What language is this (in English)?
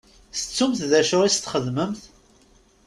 Kabyle